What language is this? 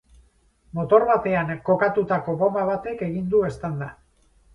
Basque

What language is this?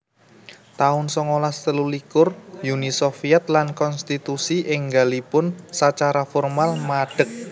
Javanese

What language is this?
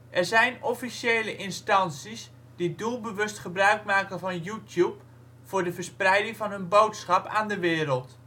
Dutch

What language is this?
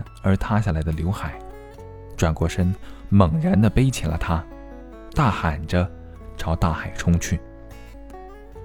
Chinese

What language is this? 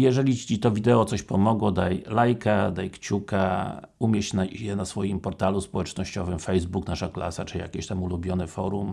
Polish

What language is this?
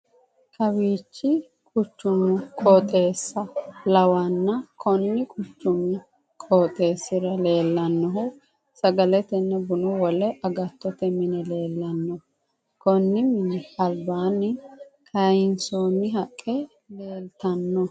Sidamo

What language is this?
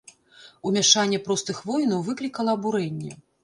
Belarusian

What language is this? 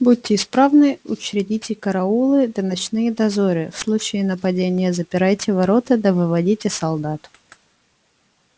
Russian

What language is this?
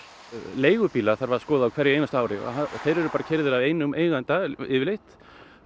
Icelandic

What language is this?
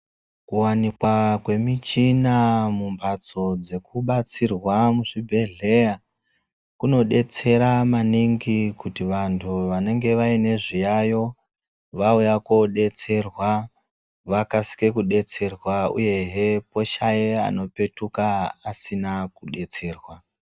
Ndau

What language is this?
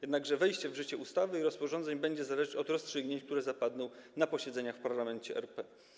Polish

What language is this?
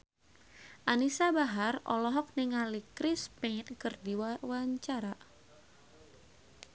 Sundanese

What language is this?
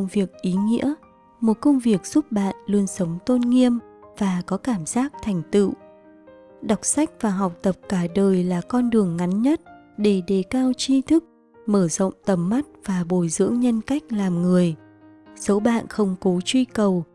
Vietnamese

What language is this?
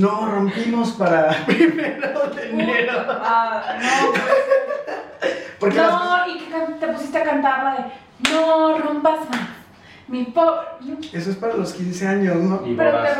Spanish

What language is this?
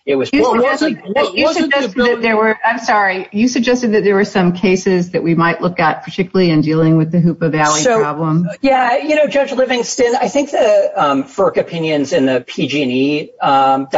English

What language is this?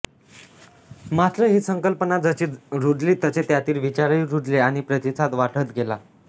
Marathi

